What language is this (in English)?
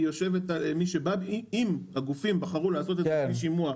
Hebrew